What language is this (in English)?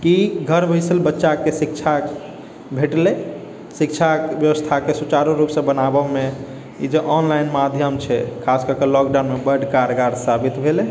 Maithili